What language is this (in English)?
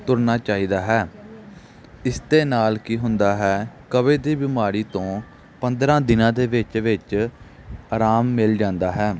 Punjabi